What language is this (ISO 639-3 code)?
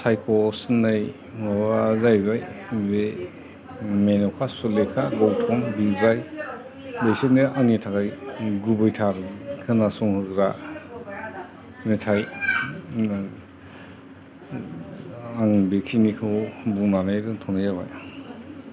brx